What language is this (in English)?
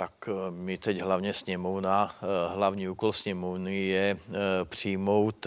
Czech